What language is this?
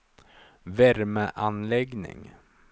Swedish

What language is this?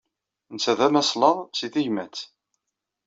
Kabyle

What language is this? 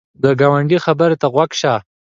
Pashto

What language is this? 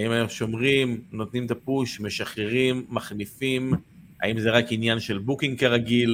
Hebrew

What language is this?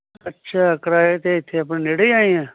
Punjabi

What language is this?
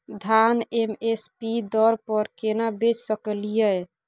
Maithili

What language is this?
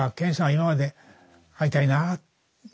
Japanese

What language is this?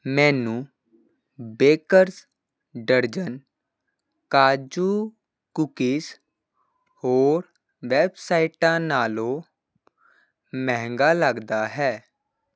Punjabi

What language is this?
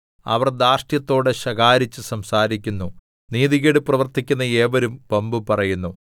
Malayalam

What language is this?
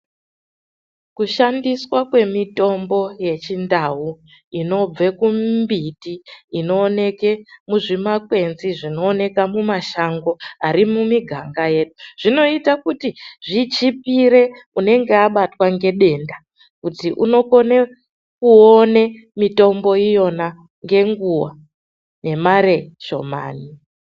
Ndau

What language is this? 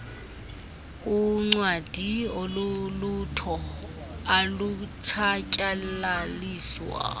Xhosa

